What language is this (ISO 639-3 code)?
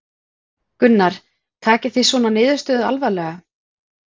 isl